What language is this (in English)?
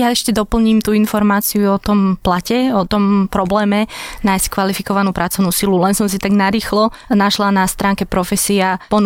Slovak